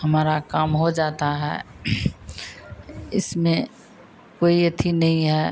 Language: Hindi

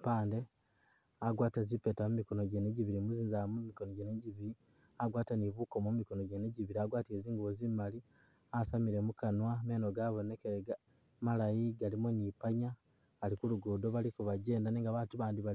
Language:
Masaaba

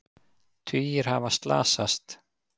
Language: Icelandic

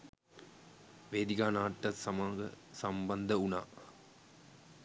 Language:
Sinhala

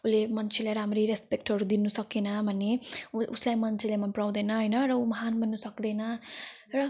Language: Nepali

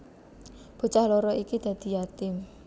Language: Javanese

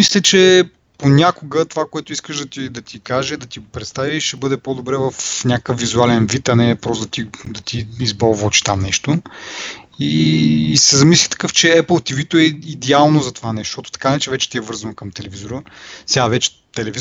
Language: Bulgarian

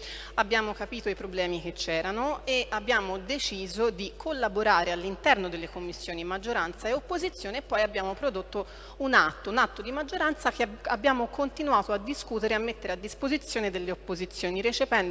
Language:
Italian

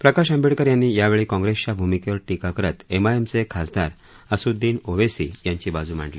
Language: Marathi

